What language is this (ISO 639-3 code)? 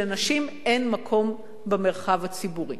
heb